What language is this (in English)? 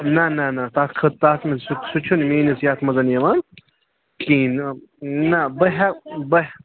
Kashmiri